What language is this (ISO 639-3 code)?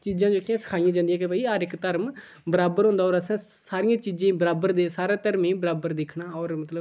doi